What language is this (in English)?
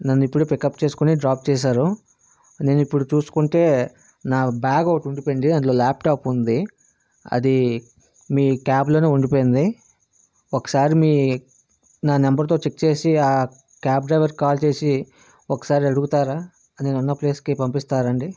Telugu